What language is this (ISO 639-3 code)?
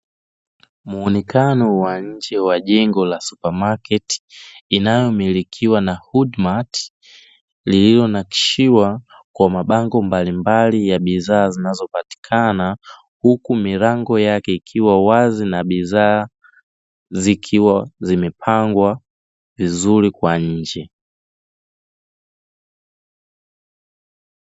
swa